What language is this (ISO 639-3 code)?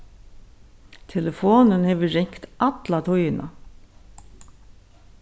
fao